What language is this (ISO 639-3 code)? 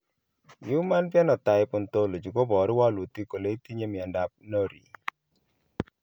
kln